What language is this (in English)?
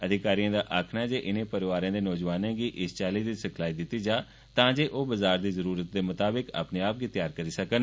Dogri